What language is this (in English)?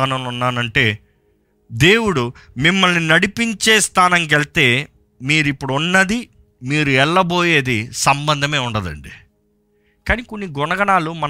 Telugu